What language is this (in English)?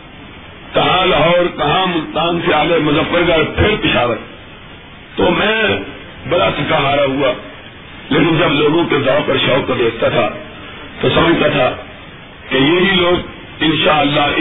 Urdu